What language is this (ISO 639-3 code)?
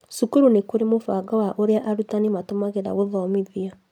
kik